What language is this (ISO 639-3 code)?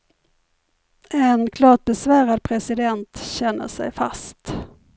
swe